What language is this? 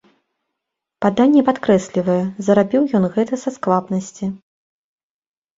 Belarusian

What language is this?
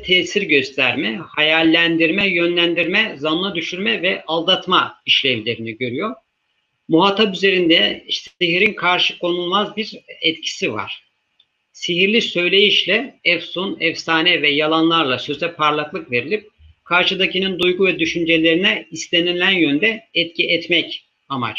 Turkish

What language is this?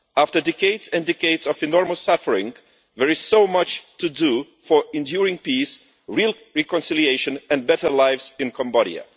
English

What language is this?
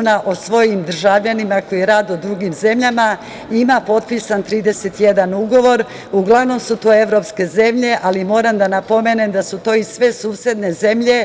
Serbian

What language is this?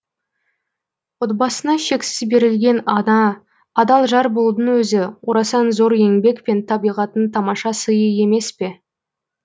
Kazakh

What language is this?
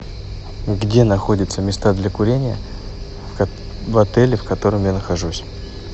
Russian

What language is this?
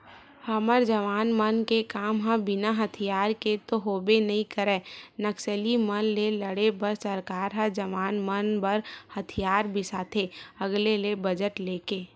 Chhattisgarhi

